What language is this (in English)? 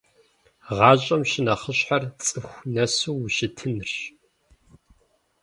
Kabardian